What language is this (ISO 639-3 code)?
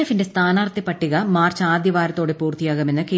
mal